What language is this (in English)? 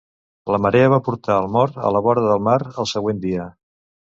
Catalan